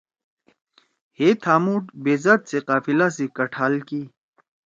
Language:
Torwali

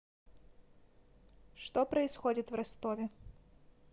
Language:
Russian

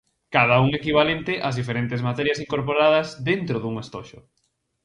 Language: Galician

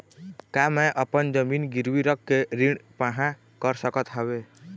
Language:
Chhattisgarhi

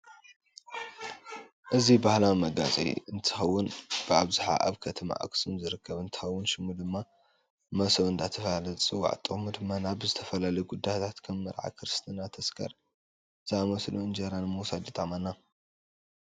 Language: Tigrinya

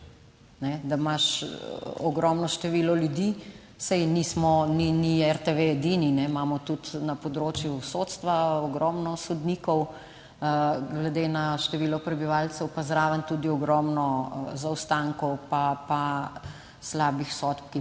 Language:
Slovenian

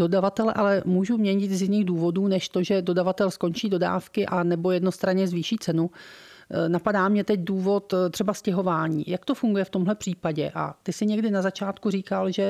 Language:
Czech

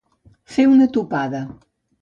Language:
Catalan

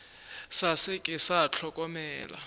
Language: Northern Sotho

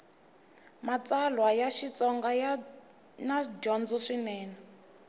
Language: Tsonga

